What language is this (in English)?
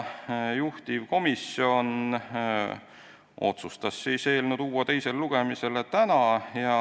Estonian